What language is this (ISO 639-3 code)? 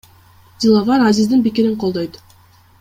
kir